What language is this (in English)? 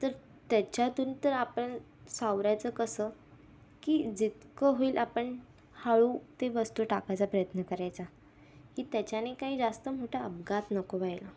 Marathi